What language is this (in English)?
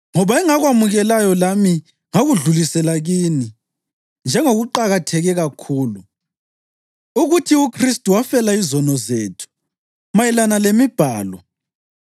North Ndebele